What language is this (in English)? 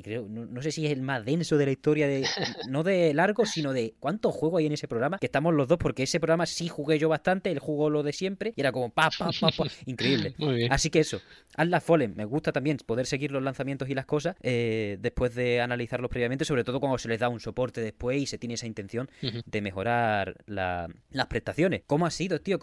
Spanish